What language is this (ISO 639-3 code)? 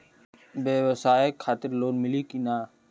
bho